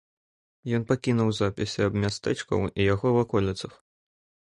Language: Belarusian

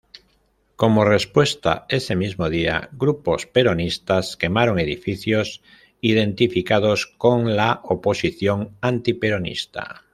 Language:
Spanish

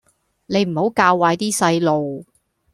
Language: Cantonese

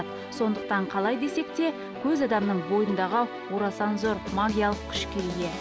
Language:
Kazakh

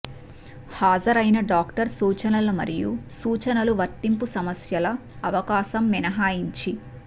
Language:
Telugu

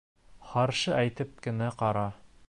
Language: Bashkir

